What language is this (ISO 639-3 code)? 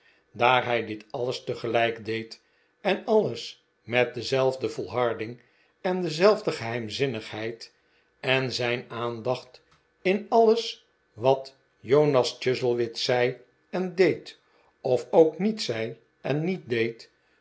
nld